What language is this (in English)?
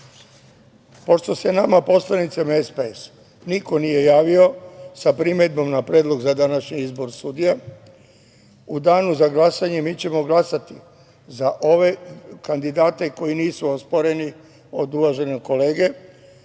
Serbian